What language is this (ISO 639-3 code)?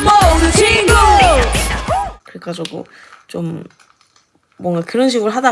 kor